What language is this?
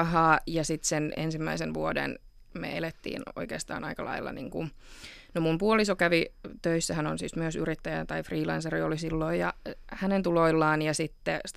Finnish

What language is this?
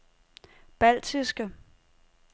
Danish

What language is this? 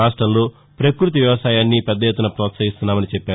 Telugu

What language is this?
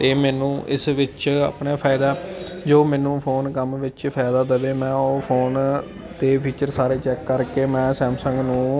Punjabi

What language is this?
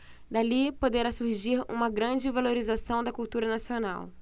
Portuguese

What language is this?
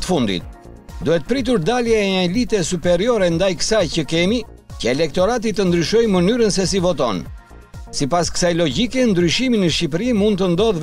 Romanian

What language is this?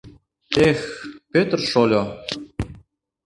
Mari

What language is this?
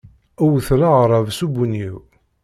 Kabyle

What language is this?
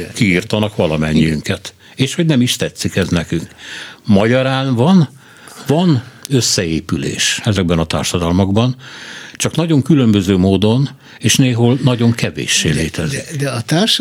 Hungarian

